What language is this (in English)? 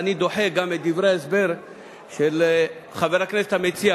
Hebrew